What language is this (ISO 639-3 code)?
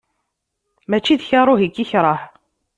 kab